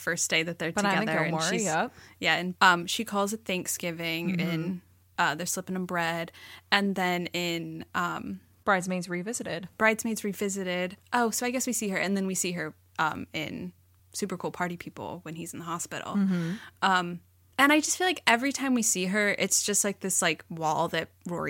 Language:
English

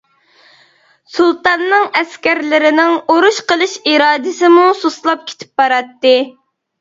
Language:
Uyghur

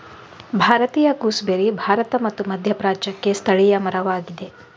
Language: Kannada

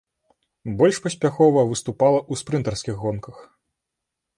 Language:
Belarusian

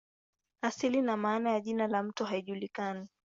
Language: Swahili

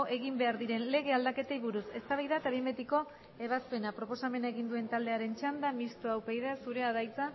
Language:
Basque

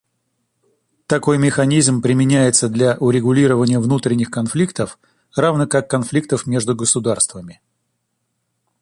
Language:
Russian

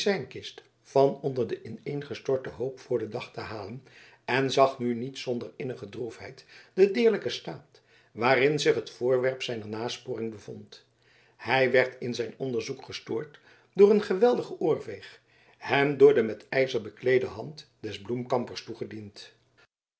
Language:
Dutch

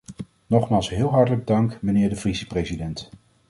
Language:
Dutch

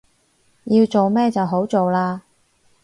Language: Cantonese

